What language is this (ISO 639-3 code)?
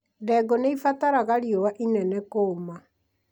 kik